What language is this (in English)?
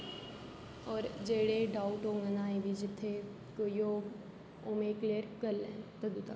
Dogri